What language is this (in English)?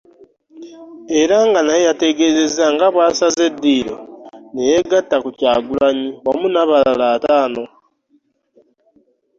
Ganda